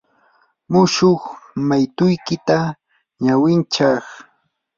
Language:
Yanahuanca Pasco Quechua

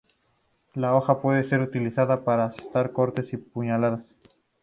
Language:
Spanish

